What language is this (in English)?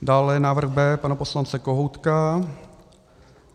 Czech